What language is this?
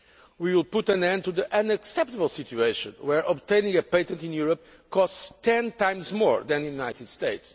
English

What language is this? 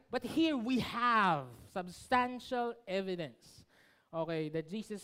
Filipino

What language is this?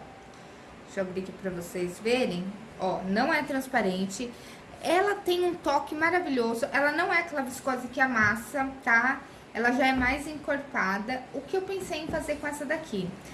Portuguese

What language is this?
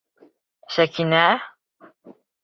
Bashkir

